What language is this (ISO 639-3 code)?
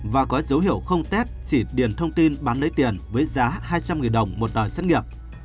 vie